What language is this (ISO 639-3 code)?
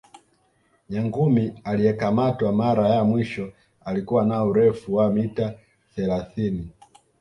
swa